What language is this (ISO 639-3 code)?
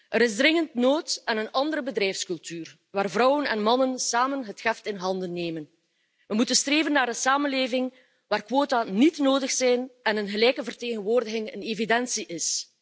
nld